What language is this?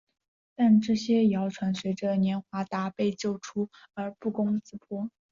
Chinese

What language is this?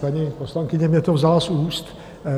Czech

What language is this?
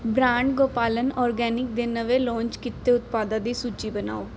Punjabi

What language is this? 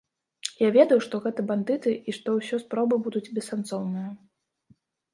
Belarusian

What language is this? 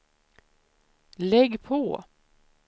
Swedish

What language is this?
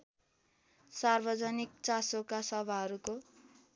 Nepali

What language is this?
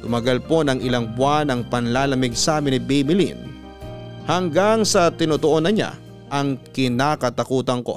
Filipino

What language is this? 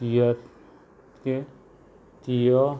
Konkani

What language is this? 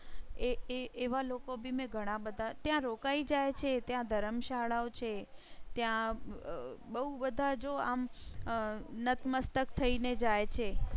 Gujarati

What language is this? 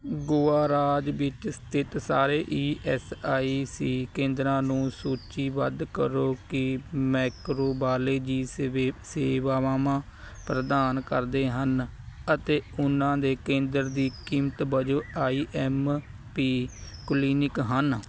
Punjabi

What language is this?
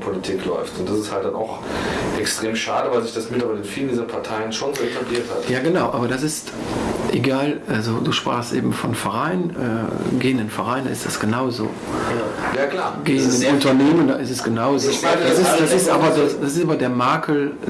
German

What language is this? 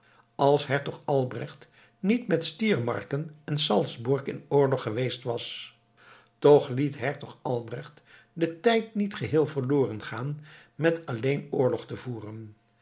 Dutch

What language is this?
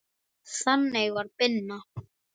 Icelandic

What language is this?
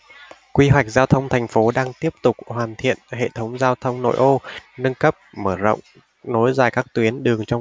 Vietnamese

